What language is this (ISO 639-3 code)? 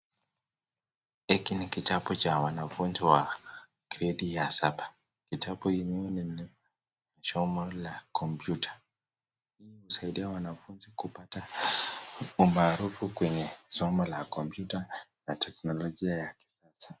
swa